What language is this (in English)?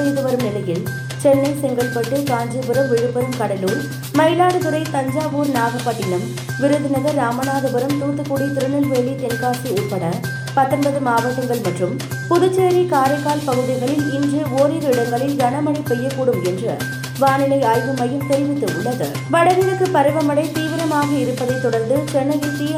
Tamil